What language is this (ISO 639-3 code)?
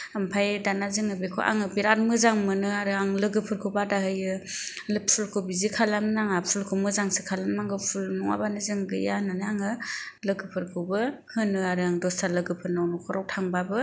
brx